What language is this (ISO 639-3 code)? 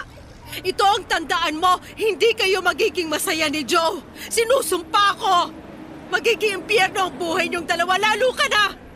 fil